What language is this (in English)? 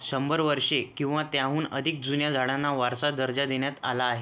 Marathi